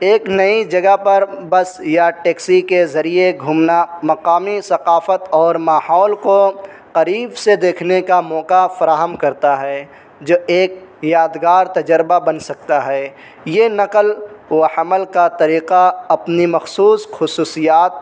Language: Urdu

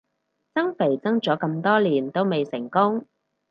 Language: Cantonese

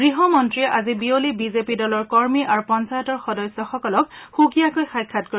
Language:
Assamese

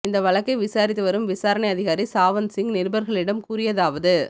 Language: Tamil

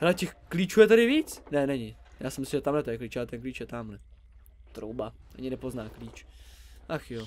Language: Czech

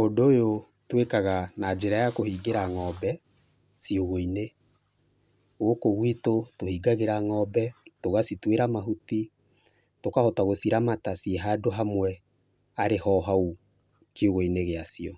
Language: Kikuyu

